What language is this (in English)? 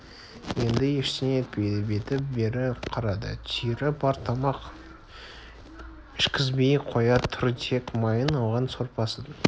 Kazakh